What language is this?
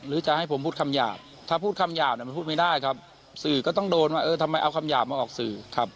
Thai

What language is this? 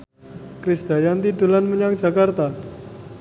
Javanese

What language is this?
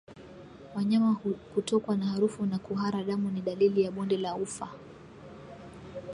Swahili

